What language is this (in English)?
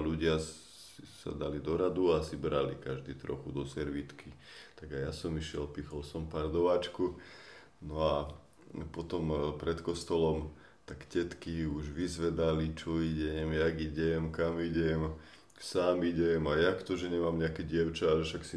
Slovak